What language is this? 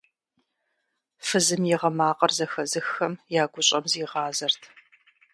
Kabardian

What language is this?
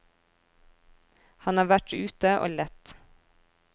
Norwegian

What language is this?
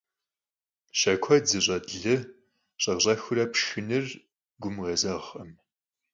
Kabardian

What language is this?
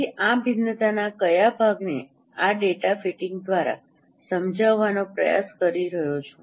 Gujarati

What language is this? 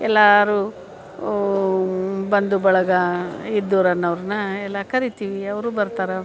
Kannada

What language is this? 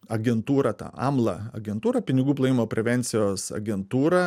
Lithuanian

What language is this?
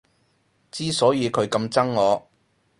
Cantonese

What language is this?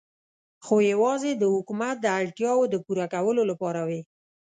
Pashto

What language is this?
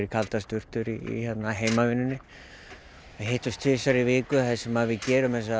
Icelandic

